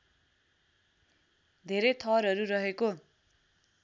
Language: Nepali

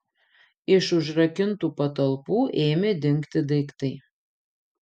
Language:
Lithuanian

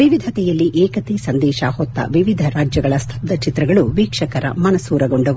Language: Kannada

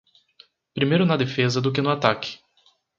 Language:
Portuguese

